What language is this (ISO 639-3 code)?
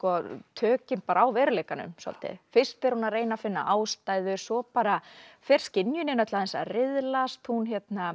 isl